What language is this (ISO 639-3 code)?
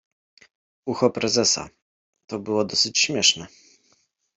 pol